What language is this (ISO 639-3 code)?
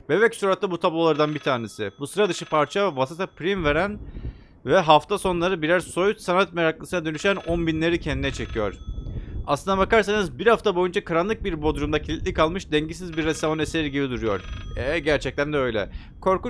tur